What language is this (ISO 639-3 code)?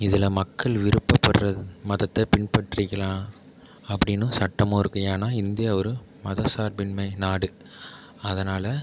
tam